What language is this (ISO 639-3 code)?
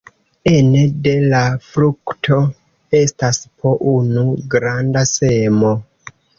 epo